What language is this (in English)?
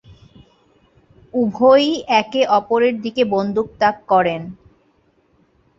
Bangla